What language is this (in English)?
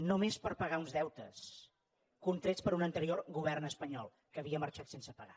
Catalan